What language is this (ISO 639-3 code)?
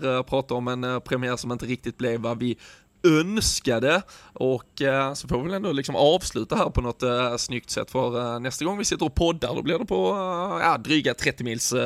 swe